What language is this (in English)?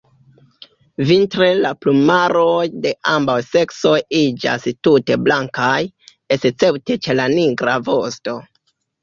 Esperanto